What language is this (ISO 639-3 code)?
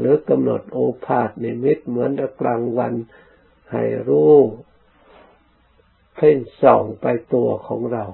tha